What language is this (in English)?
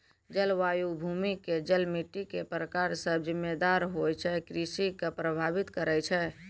Maithili